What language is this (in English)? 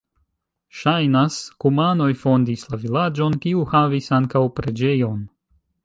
Esperanto